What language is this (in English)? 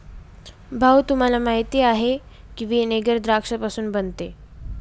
Marathi